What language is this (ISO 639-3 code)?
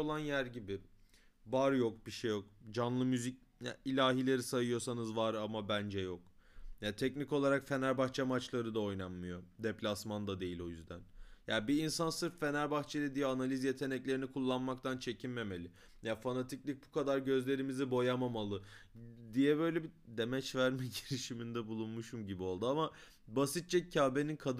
tur